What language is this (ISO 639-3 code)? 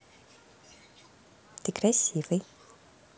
rus